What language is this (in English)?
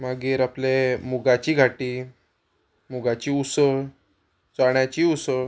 Konkani